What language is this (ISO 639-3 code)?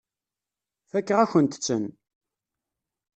kab